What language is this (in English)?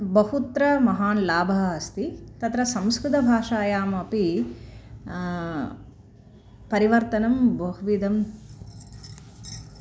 Sanskrit